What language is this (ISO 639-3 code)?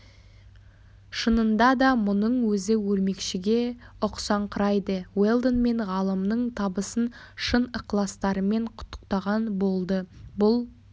kaz